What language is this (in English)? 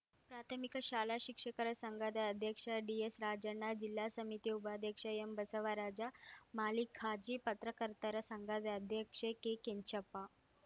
Kannada